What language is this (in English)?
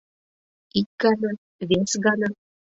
Mari